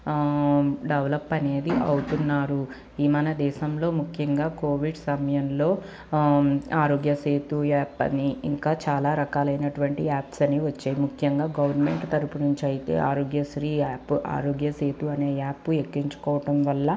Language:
Telugu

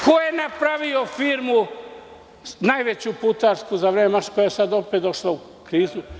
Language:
Serbian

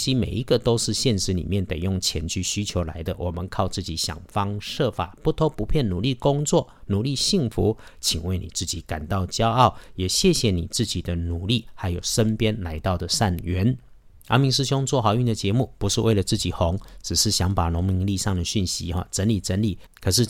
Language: Chinese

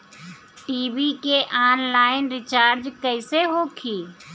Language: Bhojpuri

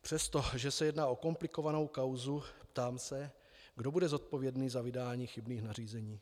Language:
Czech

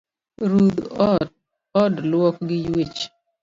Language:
Luo (Kenya and Tanzania)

